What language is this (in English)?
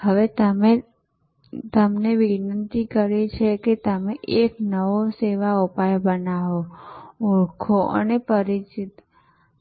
Gujarati